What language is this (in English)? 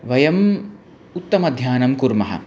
Sanskrit